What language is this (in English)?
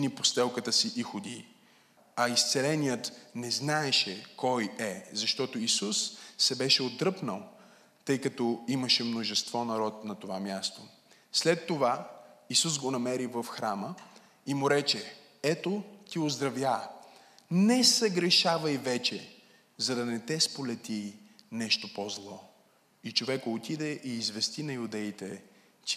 Bulgarian